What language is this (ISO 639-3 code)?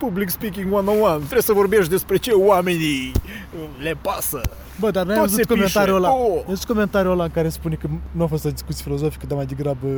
ron